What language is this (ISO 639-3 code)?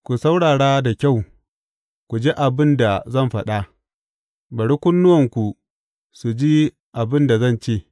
hau